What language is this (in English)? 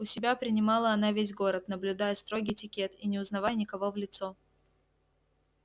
Russian